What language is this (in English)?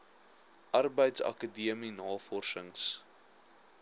Afrikaans